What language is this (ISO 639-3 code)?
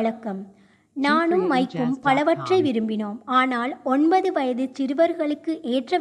tam